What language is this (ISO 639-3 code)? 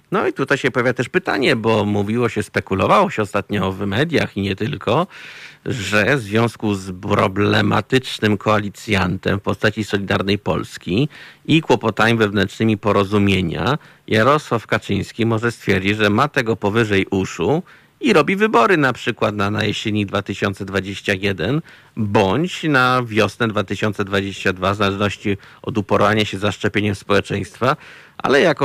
pol